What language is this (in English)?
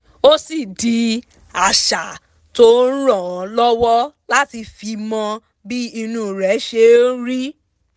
Yoruba